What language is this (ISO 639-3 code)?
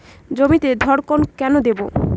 ben